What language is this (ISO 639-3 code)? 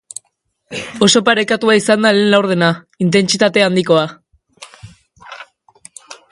eus